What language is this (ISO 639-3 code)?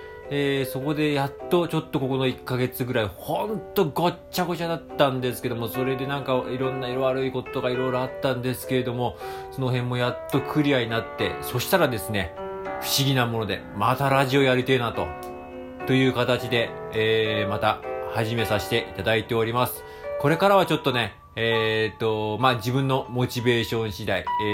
jpn